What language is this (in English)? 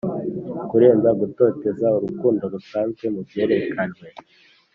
Kinyarwanda